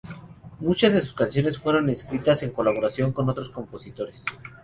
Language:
Spanish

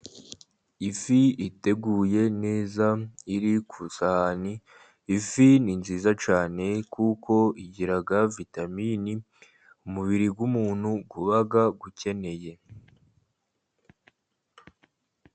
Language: Kinyarwanda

